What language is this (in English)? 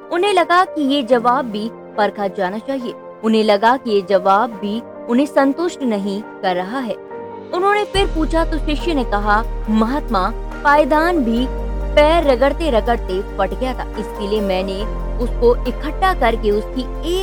Hindi